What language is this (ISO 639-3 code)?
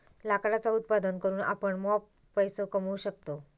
mar